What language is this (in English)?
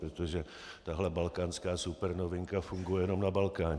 Czech